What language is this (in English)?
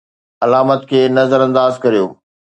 Sindhi